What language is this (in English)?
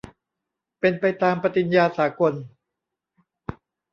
Thai